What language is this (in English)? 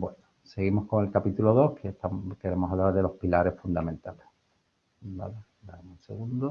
Spanish